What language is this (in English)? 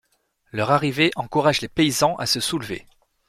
French